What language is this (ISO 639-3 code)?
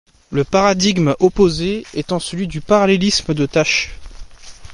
fra